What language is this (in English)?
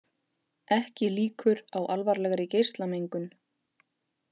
Icelandic